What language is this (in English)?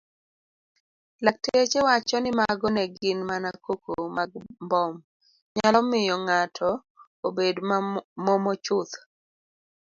Luo (Kenya and Tanzania)